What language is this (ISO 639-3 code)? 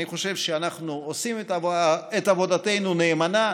heb